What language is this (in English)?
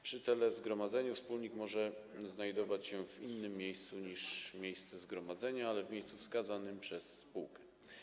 Polish